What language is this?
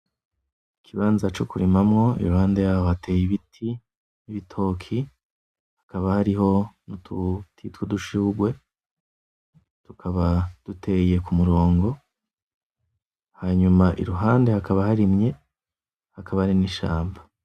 Rundi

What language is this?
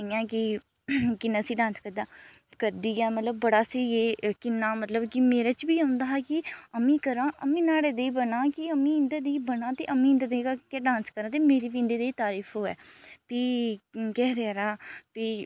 Dogri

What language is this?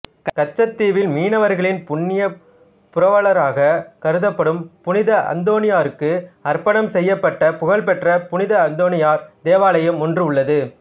Tamil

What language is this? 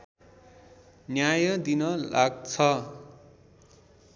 Nepali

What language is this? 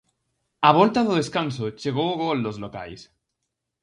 Galician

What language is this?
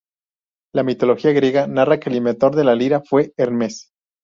Spanish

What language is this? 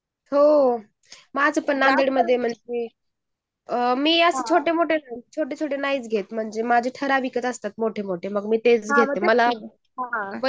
Marathi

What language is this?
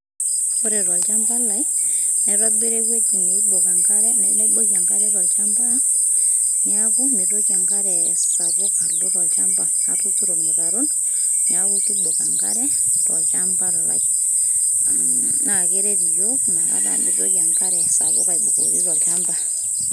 Masai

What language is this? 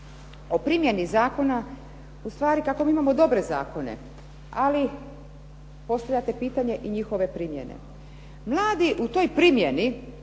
Croatian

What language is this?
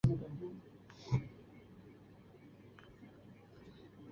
Urdu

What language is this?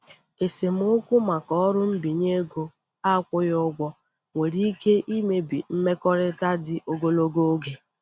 Igbo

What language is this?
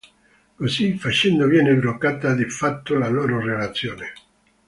Italian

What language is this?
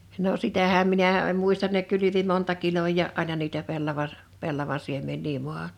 Finnish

